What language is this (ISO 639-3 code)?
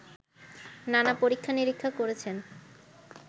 ben